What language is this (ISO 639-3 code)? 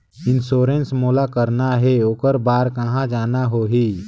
hne